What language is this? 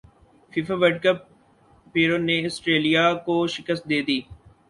Urdu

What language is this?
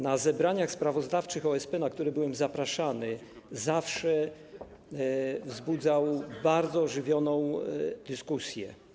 Polish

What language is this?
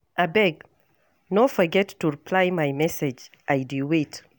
Nigerian Pidgin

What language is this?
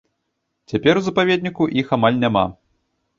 Belarusian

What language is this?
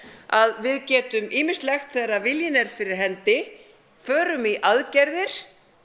Icelandic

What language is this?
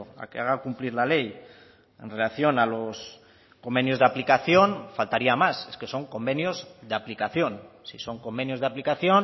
Spanish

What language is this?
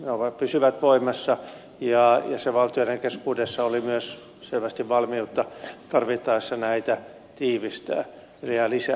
Finnish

